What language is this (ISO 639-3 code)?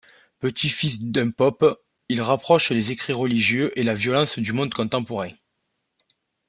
fra